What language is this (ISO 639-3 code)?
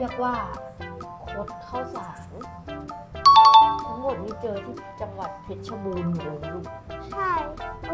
tha